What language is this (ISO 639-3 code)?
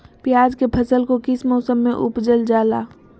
mag